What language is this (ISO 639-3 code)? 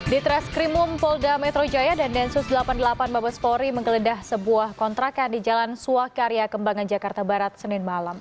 ind